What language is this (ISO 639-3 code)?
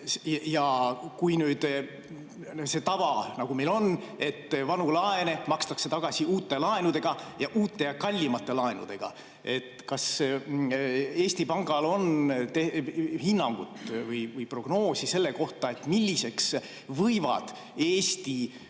est